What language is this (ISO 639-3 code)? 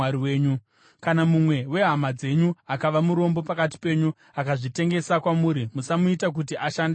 sna